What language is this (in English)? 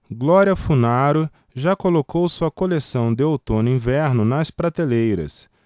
Portuguese